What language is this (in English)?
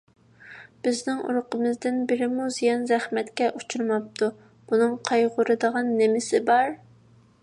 Uyghur